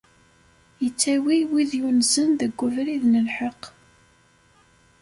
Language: Kabyle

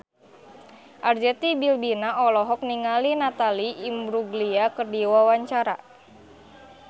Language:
Sundanese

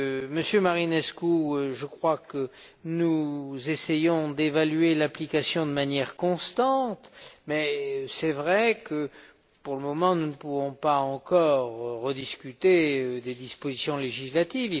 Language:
French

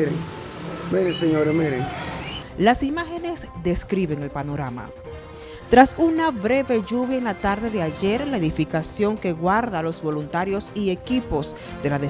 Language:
Spanish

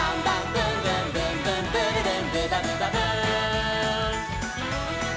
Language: Japanese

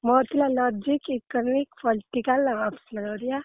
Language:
Odia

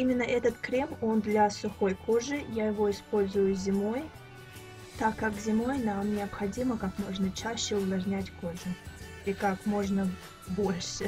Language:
Russian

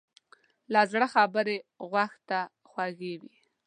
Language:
Pashto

